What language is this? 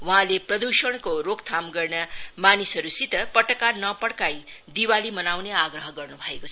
Nepali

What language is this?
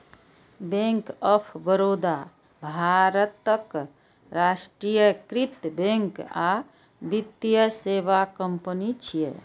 Maithili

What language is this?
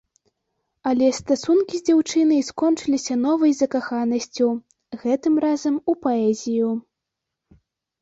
Belarusian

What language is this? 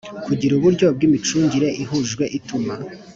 Kinyarwanda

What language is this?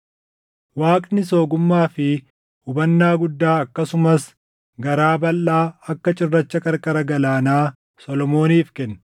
Oromo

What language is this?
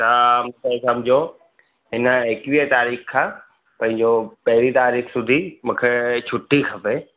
Sindhi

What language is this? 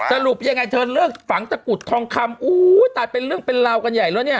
Thai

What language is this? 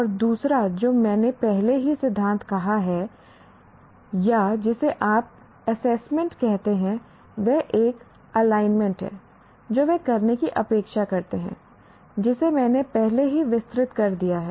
Hindi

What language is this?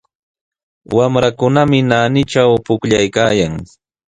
Sihuas Ancash Quechua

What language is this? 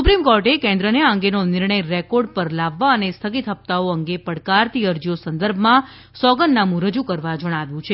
Gujarati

